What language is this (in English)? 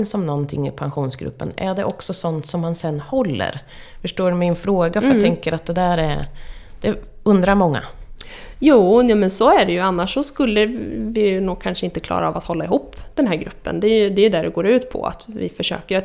Swedish